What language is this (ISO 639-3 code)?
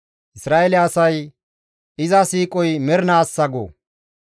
gmv